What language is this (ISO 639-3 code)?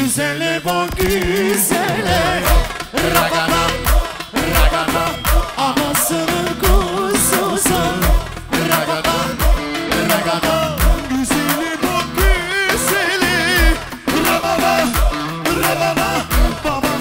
tur